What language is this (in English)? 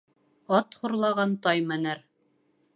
Bashkir